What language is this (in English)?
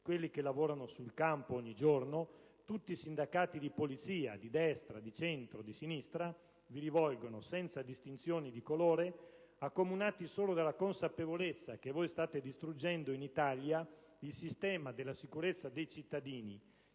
Italian